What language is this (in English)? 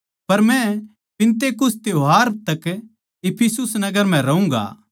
Haryanvi